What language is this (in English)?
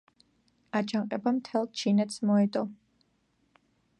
Georgian